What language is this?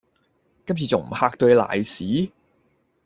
Cantonese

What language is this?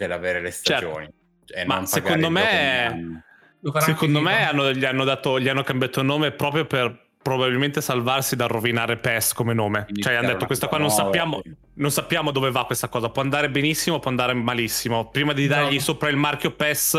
Italian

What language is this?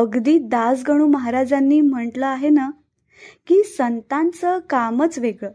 Marathi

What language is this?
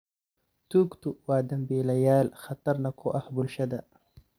Somali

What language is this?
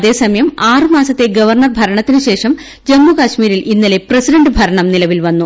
Malayalam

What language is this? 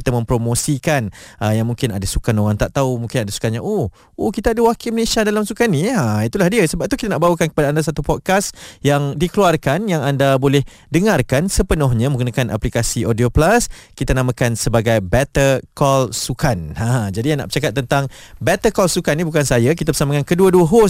Malay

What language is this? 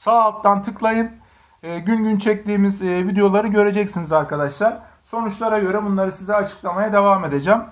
Turkish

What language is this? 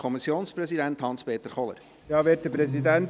Swiss German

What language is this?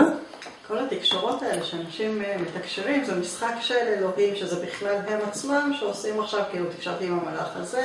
Hebrew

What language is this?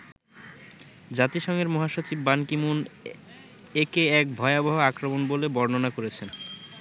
Bangla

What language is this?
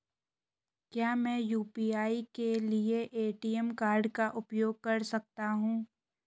Hindi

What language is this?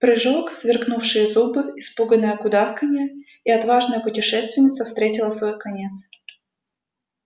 Russian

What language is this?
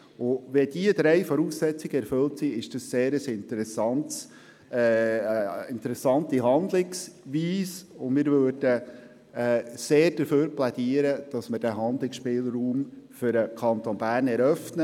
Swiss German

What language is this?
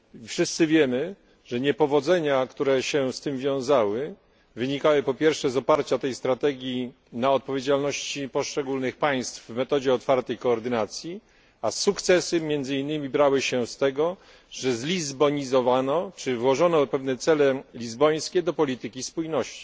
Polish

